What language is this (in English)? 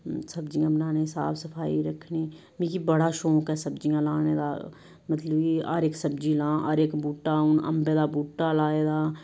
Dogri